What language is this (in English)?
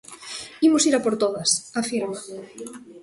Galician